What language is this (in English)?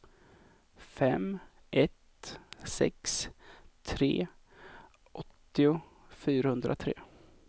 Swedish